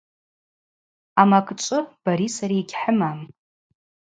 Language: Abaza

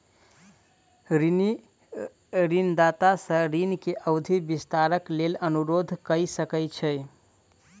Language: Maithili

